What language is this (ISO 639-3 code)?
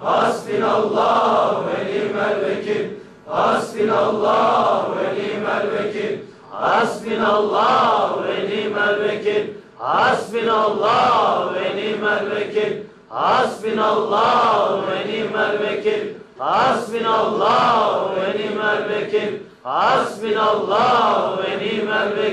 tur